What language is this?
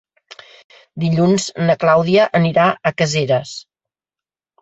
Catalan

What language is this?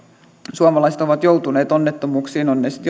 Finnish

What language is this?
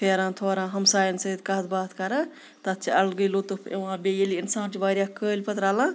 Kashmiri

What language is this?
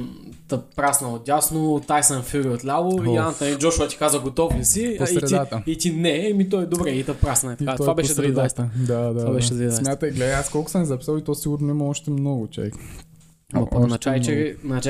Bulgarian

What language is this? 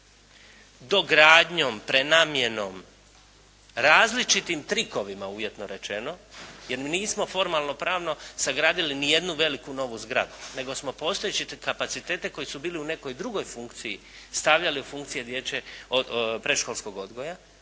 Croatian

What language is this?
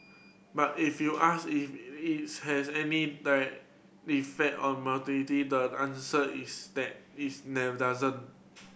English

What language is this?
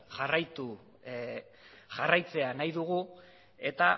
Basque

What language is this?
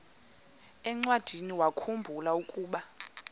Xhosa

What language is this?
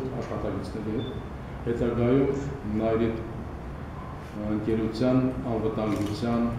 Turkish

